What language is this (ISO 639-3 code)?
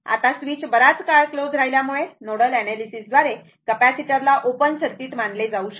mar